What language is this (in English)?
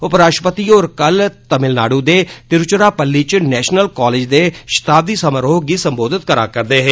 Dogri